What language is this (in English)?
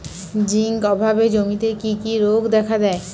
Bangla